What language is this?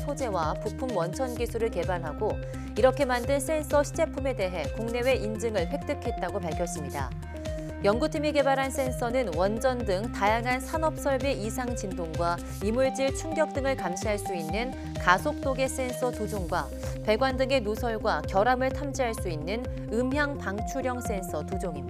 Korean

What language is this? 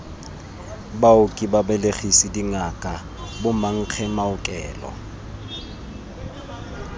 Tswana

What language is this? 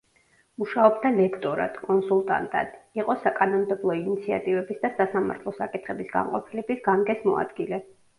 Georgian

